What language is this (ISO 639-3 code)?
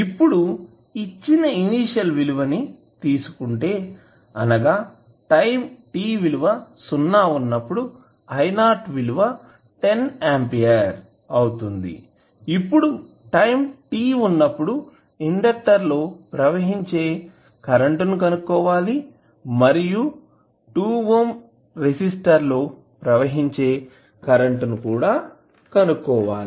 tel